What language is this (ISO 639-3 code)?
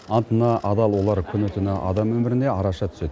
kaz